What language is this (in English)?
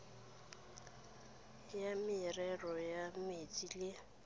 Tswana